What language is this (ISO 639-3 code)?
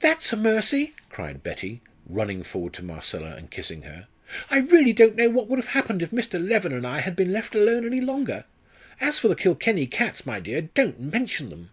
eng